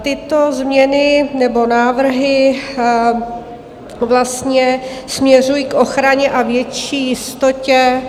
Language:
Czech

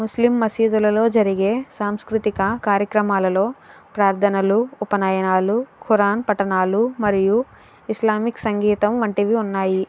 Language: Telugu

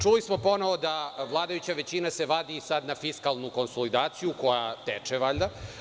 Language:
Serbian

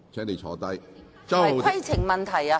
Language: Cantonese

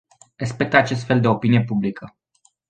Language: Romanian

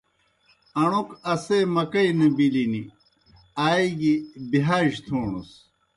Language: Kohistani Shina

